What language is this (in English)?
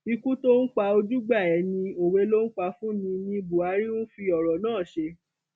Yoruba